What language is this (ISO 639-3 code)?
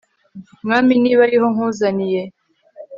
kin